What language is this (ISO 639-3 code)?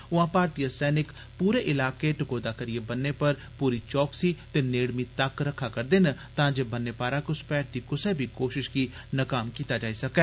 doi